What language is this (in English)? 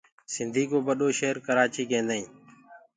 Gurgula